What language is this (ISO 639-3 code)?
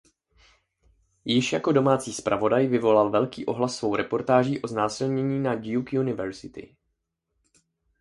ces